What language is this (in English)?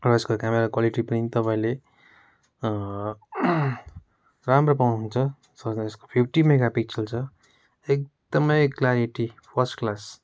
Nepali